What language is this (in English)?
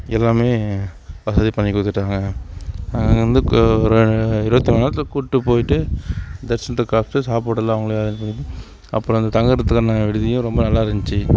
Tamil